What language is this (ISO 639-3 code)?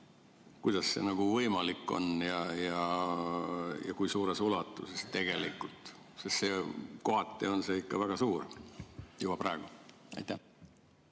est